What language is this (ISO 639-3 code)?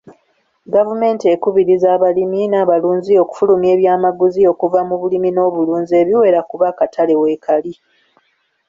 lug